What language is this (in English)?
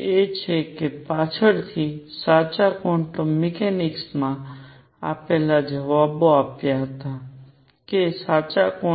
Gujarati